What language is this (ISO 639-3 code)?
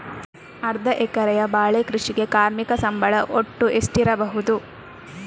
kan